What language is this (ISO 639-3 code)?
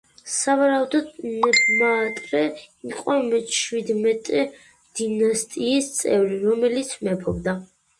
kat